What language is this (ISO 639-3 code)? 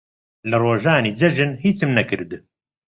ckb